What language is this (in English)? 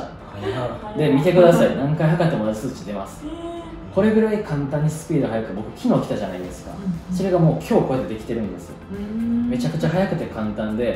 Japanese